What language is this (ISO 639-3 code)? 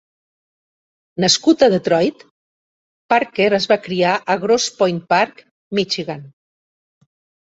cat